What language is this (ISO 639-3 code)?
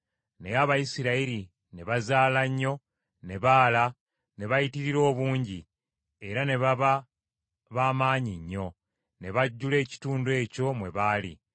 lug